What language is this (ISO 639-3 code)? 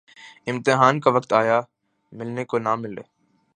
urd